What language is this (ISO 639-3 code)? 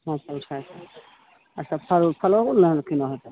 mai